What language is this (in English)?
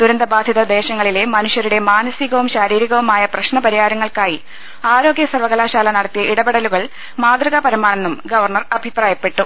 Malayalam